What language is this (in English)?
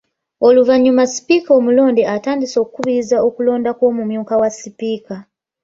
Ganda